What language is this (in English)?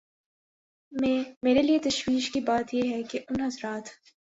Urdu